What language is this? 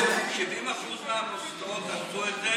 Hebrew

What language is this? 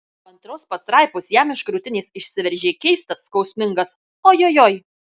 Lithuanian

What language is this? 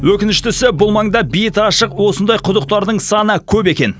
Kazakh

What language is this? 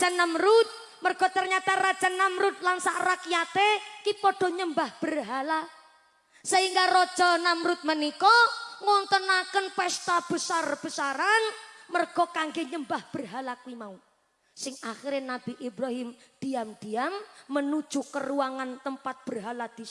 Indonesian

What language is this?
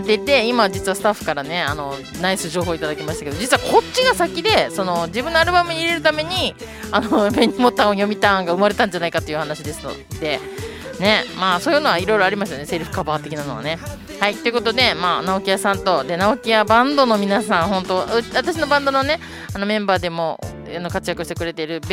Japanese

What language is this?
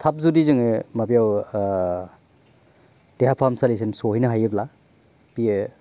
Bodo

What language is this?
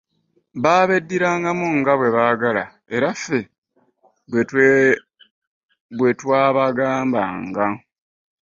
Ganda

